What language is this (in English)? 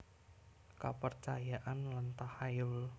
Javanese